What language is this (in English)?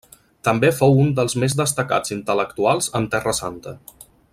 Catalan